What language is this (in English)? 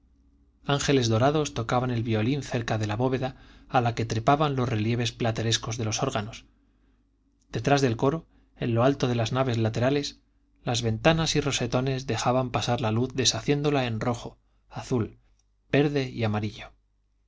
Spanish